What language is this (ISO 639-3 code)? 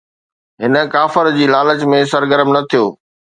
snd